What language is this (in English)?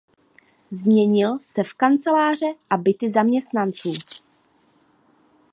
Czech